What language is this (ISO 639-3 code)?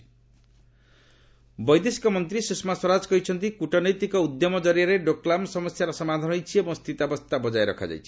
ori